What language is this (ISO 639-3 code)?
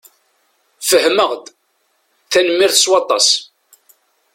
kab